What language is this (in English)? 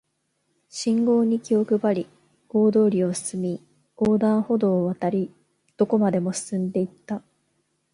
Japanese